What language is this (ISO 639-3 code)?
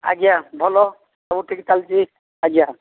ori